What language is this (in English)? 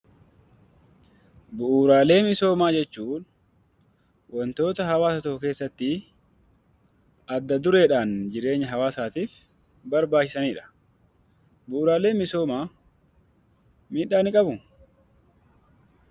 Oromo